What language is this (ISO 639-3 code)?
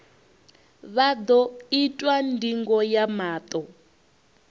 ven